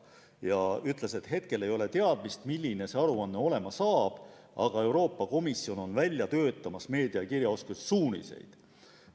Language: Estonian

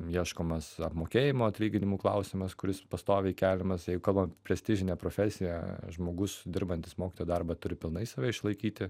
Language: Lithuanian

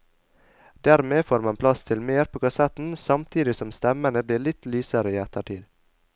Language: Norwegian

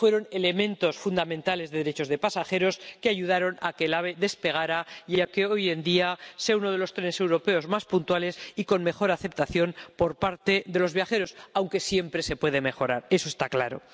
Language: Spanish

